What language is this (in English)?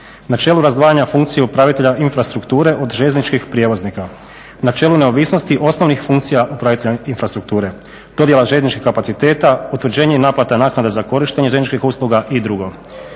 Croatian